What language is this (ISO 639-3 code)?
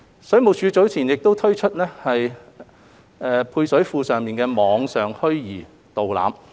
yue